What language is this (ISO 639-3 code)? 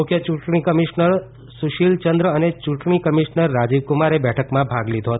guj